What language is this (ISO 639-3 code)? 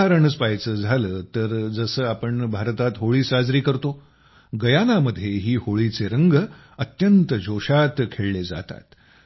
mar